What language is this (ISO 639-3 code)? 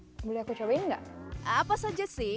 ind